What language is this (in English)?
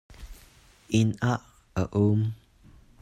Hakha Chin